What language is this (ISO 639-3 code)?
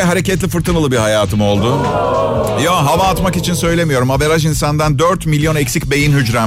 tur